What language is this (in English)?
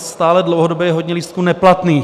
Czech